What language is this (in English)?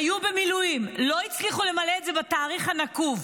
Hebrew